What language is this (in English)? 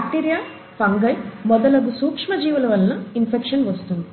Telugu